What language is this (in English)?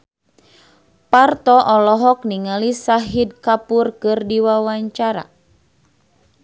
Sundanese